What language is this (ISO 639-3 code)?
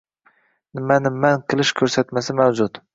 uzb